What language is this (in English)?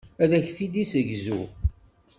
Kabyle